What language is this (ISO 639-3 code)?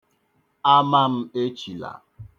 ibo